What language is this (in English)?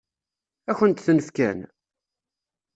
Kabyle